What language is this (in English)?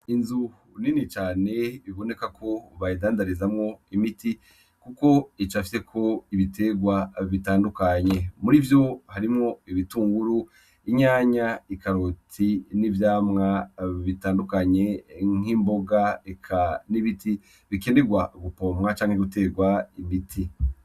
Rundi